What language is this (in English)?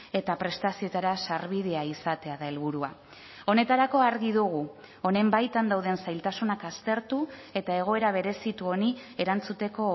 Basque